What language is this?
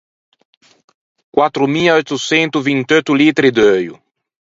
Ligurian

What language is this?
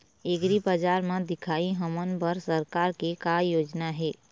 Chhattisgarhi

